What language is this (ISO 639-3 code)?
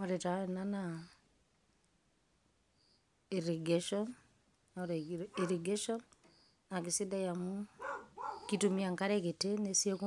mas